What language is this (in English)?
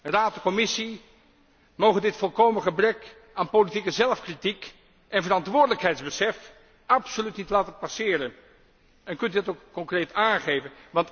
Dutch